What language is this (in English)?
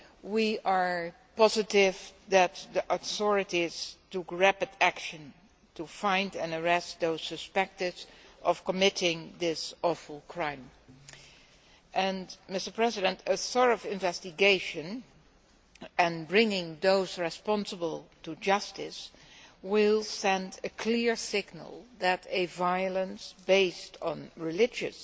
English